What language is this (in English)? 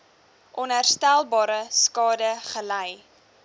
Afrikaans